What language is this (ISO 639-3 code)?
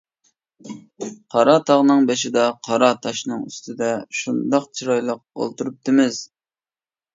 uig